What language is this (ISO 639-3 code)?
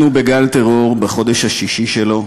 heb